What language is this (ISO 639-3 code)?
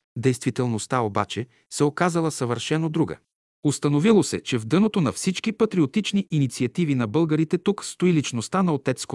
bul